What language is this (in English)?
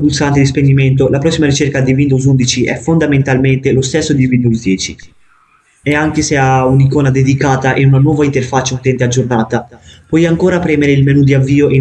Italian